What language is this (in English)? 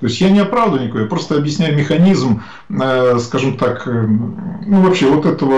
Russian